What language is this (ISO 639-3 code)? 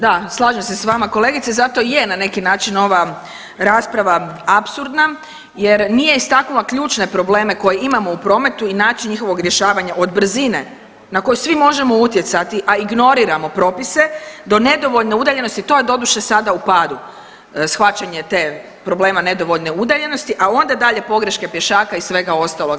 hrv